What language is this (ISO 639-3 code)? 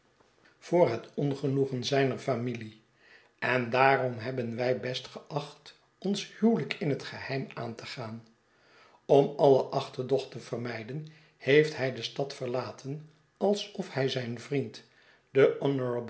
nld